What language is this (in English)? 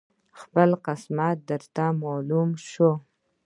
Pashto